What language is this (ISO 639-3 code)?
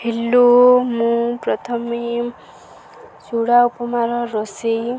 ori